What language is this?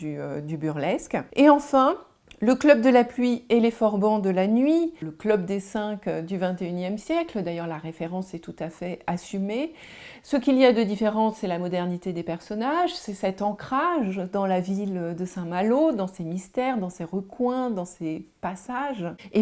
French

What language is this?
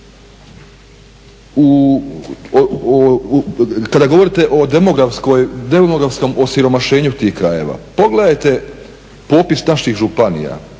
Croatian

